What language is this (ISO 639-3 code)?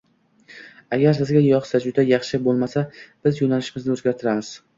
uzb